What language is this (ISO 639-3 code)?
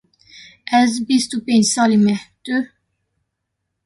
kur